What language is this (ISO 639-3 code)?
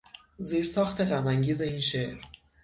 fas